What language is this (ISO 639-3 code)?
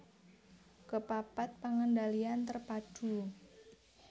jav